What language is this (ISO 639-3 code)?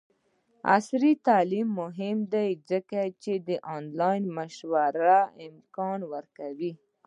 pus